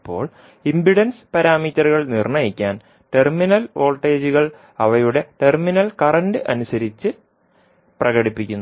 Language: Malayalam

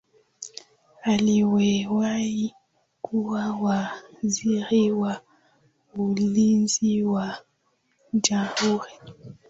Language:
Swahili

